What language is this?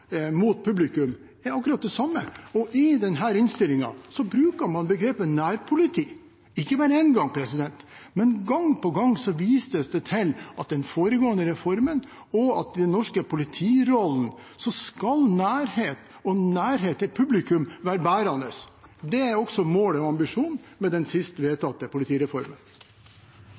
Norwegian Bokmål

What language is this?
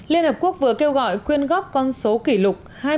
Vietnamese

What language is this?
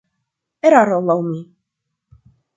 Esperanto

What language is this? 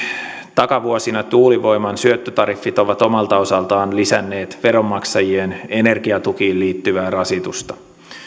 Finnish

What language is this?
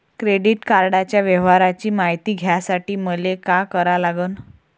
Marathi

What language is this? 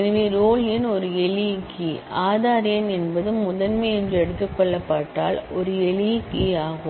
Tamil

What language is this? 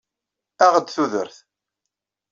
Kabyle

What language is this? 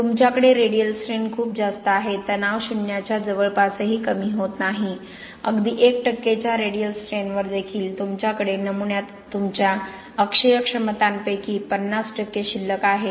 Marathi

